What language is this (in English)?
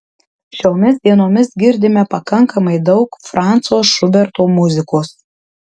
Lithuanian